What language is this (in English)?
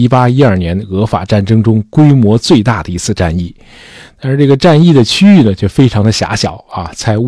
Chinese